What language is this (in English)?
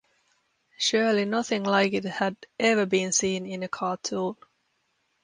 English